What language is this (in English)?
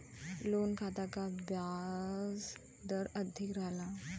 Bhojpuri